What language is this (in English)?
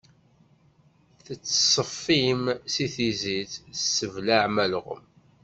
Kabyle